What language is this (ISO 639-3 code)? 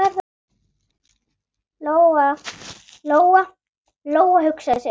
isl